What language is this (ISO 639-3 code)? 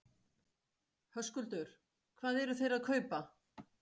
isl